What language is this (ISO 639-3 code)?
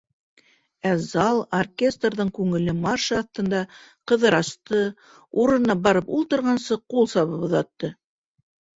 bak